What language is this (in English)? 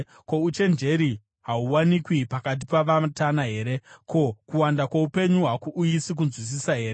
Shona